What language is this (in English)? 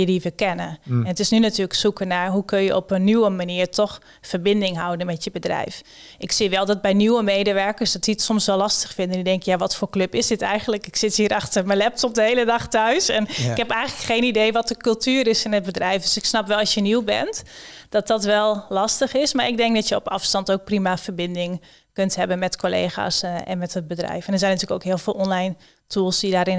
Dutch